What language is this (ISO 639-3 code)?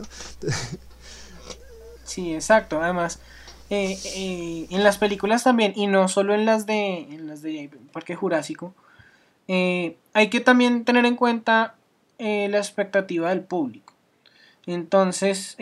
spa